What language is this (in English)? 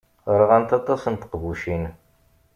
Kabyle